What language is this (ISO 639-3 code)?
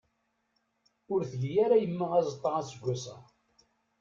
kab